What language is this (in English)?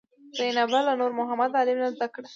Pashto